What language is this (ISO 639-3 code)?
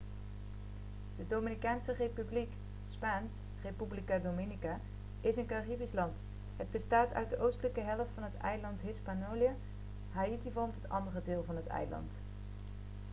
nld